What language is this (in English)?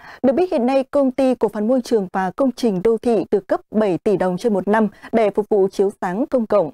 Vietnamese